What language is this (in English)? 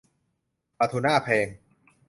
Thai